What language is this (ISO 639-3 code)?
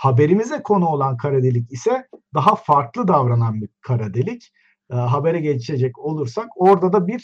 tur